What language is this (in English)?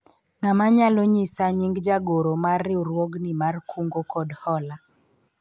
Luo (Kenya and Tanzania)